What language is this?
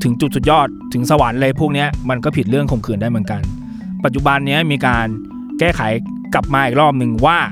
Thai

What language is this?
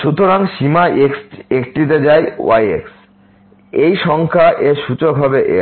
Bangla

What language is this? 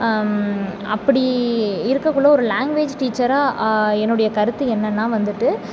Tamil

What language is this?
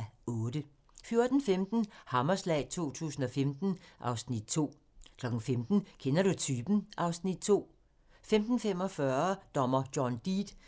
Danish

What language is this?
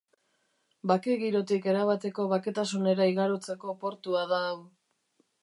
Basque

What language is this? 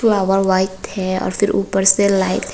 Hindi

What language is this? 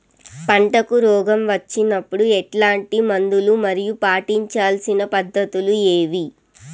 Telugu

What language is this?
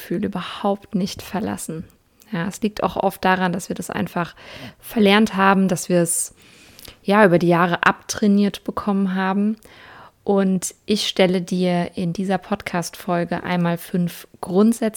German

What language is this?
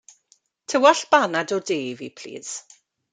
Welsh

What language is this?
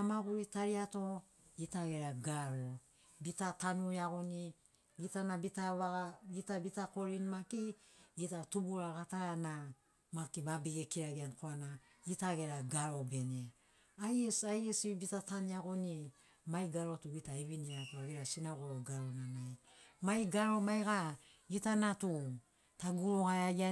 Sinaugoro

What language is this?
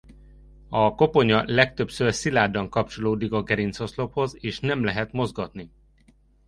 Hungarian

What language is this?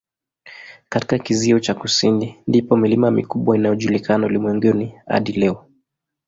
Swahili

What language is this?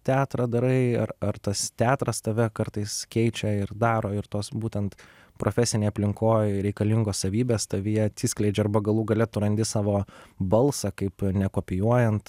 Lithuanian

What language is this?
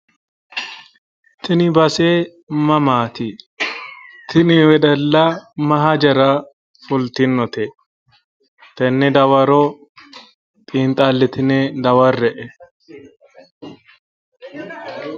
Sidamo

